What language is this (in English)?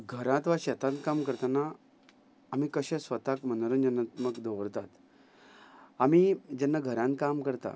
Konkani